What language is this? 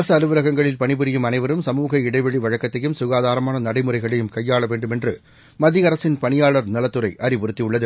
Tamil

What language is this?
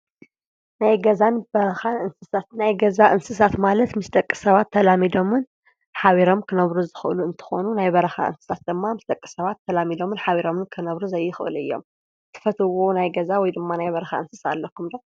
Tigrinya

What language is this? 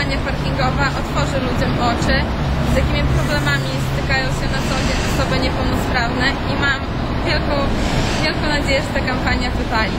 Polish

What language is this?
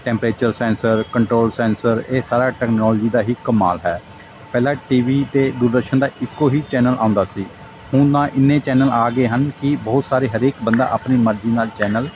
Punjabi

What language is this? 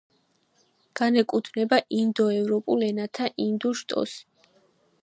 Georgian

